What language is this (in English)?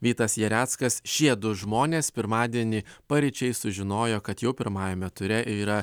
Lithuanian